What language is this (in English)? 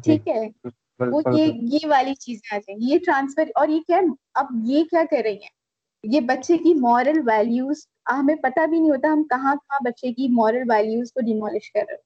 Urdu